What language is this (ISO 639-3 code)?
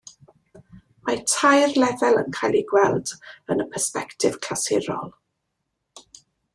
cym